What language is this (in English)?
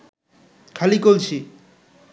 Bangla